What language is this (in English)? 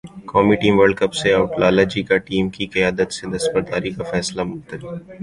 Urdu